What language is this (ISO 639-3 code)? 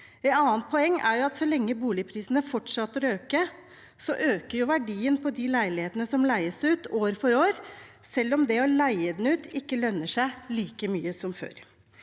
nor